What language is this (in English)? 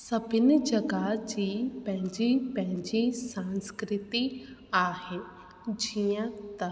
Sindhi